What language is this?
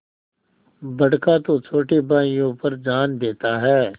Hindi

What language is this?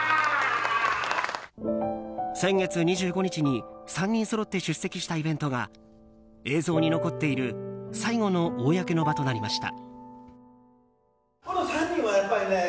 Japanese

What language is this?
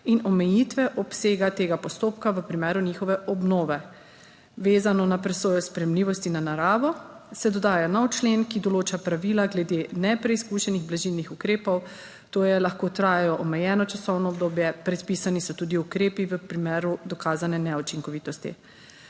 Slovenian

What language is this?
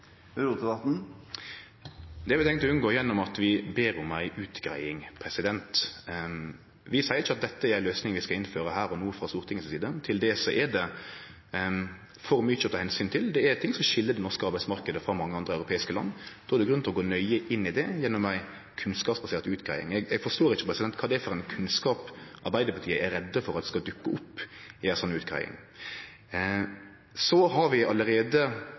Norwegian Nynorsk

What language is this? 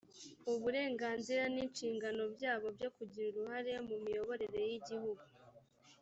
Kinyarwanda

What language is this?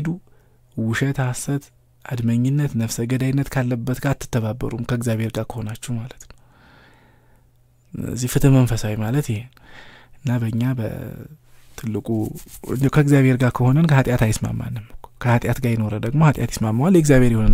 Arabic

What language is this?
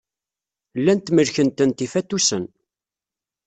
Kabyle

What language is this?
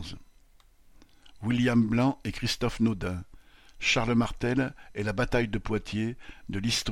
French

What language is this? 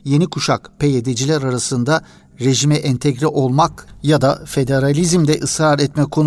Turkish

